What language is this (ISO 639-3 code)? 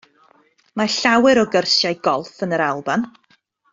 cym